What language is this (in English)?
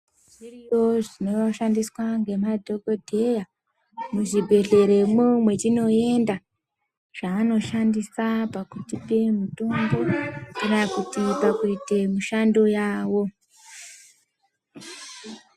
Ndau